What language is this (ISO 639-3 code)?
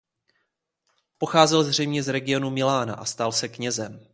ces